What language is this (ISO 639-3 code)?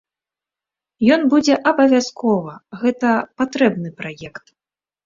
bel